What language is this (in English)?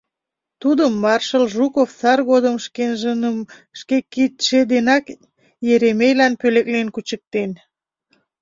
Mari